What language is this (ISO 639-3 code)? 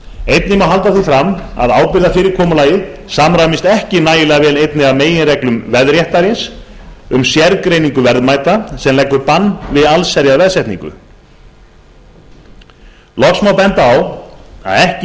isl